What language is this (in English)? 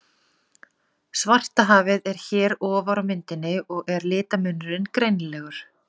Icelandic